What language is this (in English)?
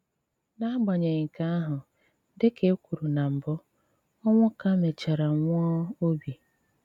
Igbo